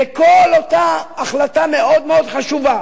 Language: Hebrew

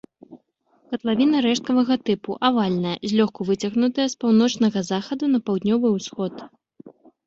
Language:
Belarusian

